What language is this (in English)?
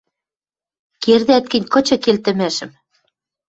Western Mari